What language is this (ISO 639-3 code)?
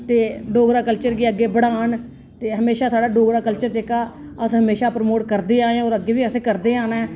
doi